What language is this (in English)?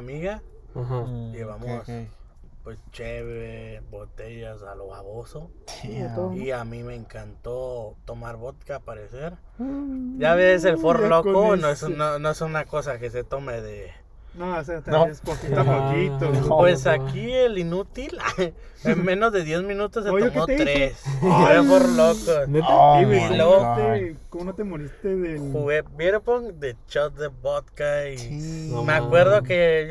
Spanish